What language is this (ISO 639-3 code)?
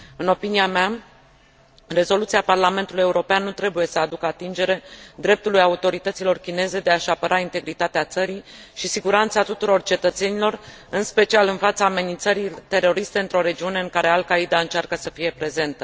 ron